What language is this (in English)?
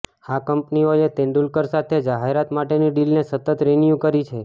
Gujarati